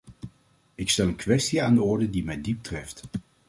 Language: Dutch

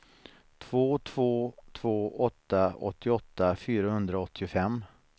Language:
Swedish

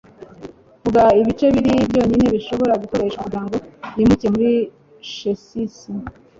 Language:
Kinyarwanda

